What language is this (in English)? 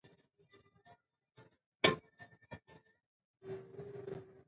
Pashto